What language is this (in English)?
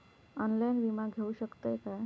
Marathi